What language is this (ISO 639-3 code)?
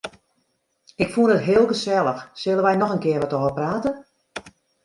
fry